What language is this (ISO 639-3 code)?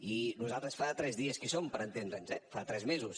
cat